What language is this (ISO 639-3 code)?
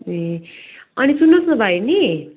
nep